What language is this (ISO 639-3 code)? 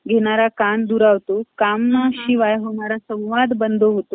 mar